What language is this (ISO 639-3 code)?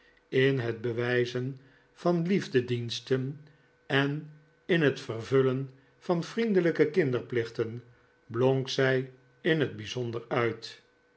nld